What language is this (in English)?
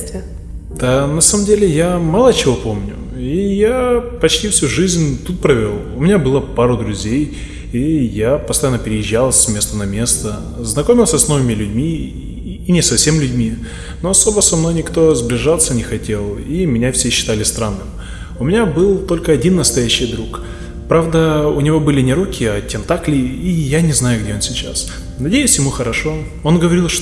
Russian